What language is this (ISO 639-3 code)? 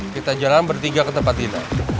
ind